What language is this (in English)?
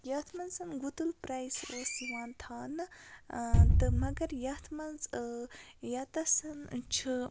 Kashmiri